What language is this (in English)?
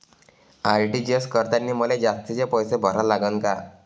Marathi